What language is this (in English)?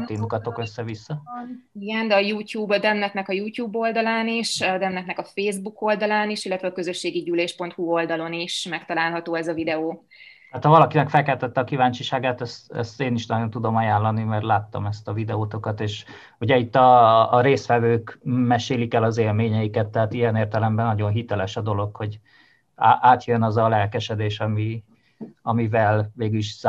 Hungarian